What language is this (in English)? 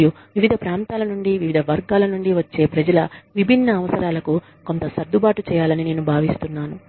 Telugu